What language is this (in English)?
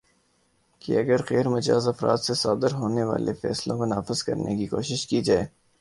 Urdu